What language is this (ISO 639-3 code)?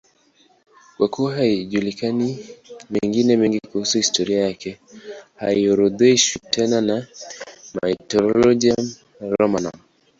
swa